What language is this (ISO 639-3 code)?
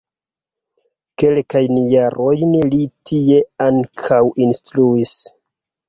epo